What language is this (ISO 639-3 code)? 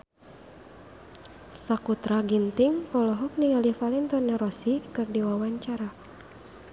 sun